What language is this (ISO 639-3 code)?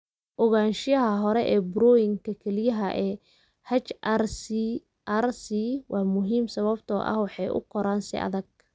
som